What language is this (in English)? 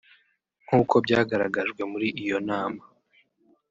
Kinyarwanda